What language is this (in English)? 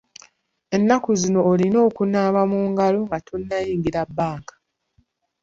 Ganda